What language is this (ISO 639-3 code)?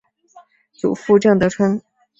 zho